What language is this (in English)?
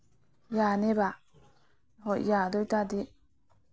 Manipuri